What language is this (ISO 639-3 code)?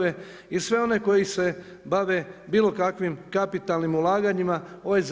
hrv